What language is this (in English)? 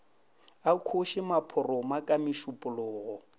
Northern Sotho